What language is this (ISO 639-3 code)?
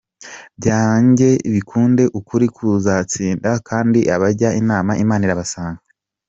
kin